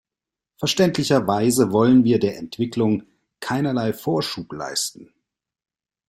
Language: German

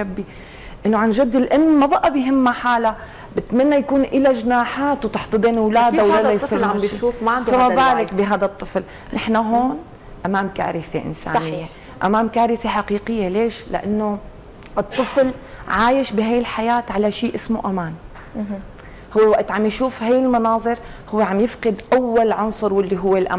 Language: Arabic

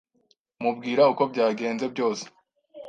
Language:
Kinyarwanda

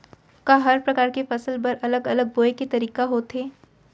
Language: Chhattisgarhi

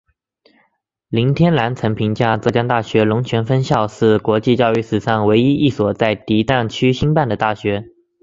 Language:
Chinese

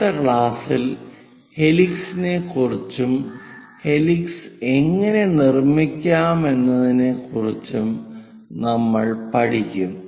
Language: Malayalam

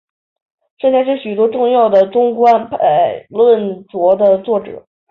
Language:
Chinese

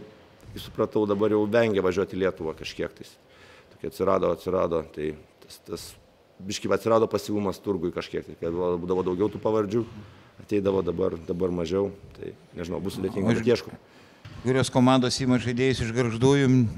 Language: Lithuanian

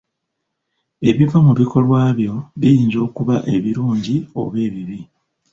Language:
Ganda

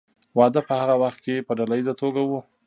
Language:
Pashto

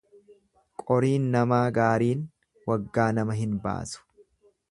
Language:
Oromo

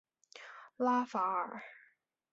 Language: Chinese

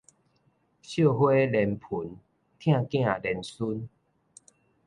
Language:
Min Nan Chinese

